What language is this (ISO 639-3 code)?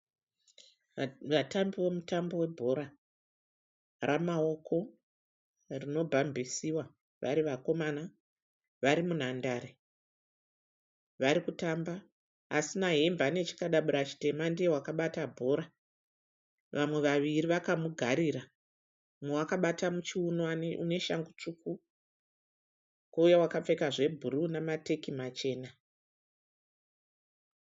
sna